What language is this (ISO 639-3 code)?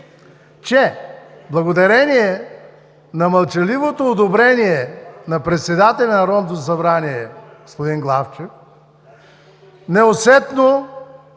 bul